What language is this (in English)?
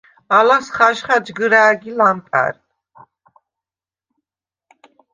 Svan